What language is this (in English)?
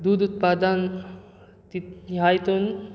Konkani